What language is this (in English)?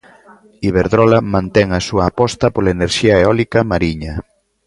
Galician